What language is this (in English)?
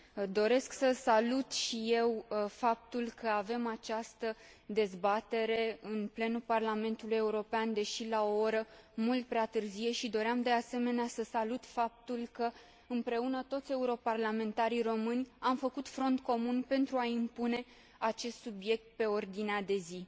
Romanian